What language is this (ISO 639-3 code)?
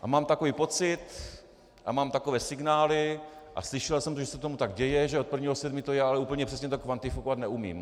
ces